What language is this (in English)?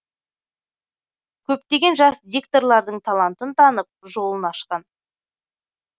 Kazakh